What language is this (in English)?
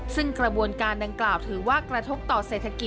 Thai